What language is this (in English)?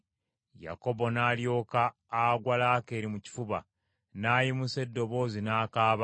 Ganda